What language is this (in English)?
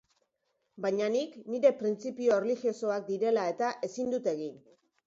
Basque